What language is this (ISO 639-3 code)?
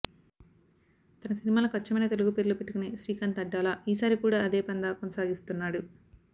tel